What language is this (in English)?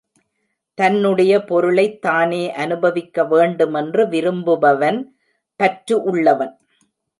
Tamil